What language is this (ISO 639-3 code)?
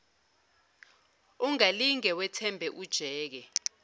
zul